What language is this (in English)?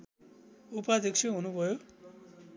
Nepali